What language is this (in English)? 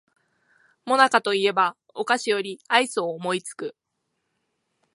Japanese